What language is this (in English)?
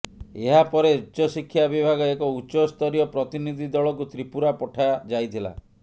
Odia